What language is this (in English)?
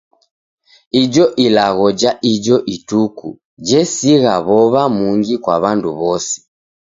Taita